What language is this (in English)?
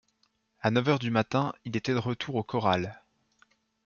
French